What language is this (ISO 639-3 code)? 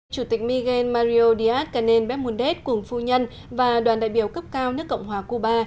vie